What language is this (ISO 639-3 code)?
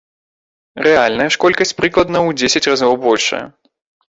bel